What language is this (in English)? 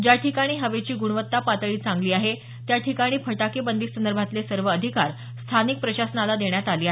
Marathi